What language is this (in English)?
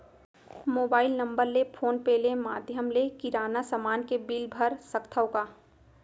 Chhattisgarhi